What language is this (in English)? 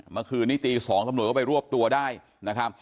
Thai